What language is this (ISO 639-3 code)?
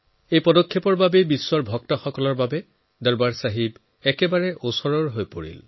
asm